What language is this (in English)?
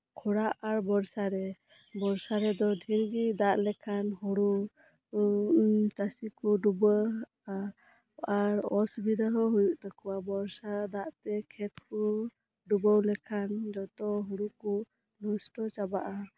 Santali